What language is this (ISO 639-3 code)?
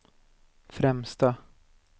swe